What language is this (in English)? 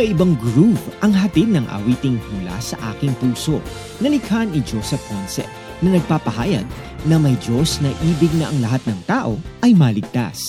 Filipino